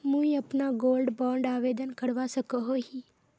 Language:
Magahi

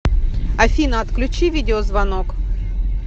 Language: Russian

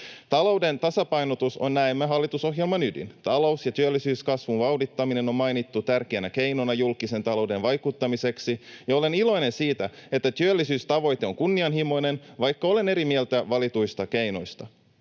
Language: Finnish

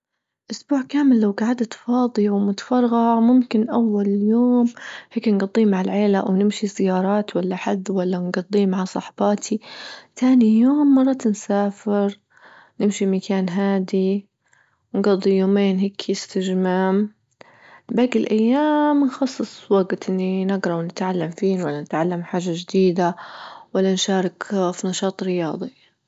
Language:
Libyan Arabic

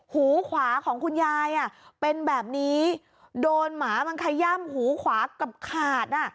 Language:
Thai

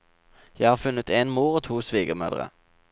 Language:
Norwegian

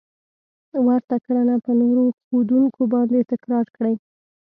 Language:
Pashto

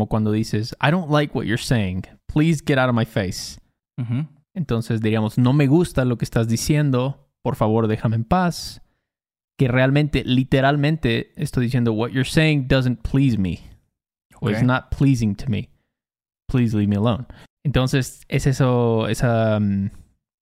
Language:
Spanish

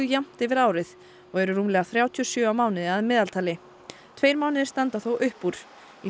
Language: Icelandic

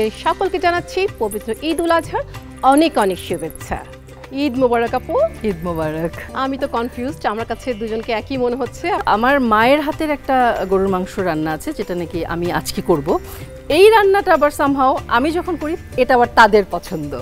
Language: Bangla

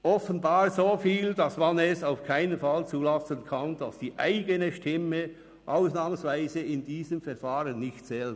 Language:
Swiss German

